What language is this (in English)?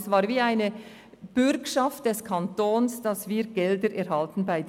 Swiss German